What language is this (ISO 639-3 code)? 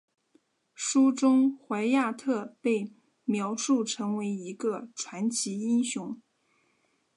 zho